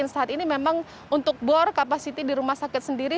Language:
Indonesian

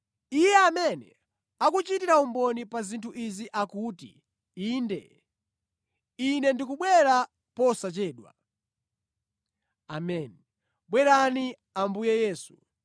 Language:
Nyanja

